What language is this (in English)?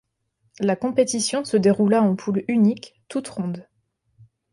French